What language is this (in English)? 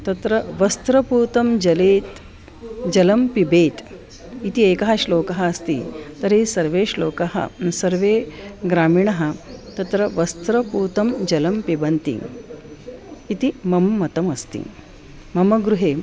Sanskrit